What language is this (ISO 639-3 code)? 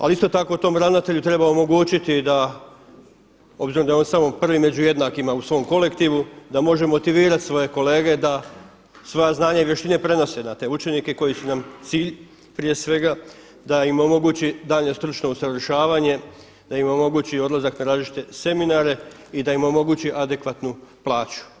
hrv